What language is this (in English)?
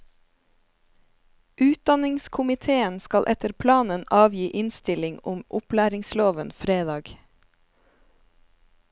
Norwegian